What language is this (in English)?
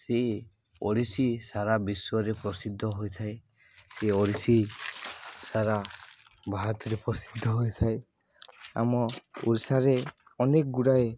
Odia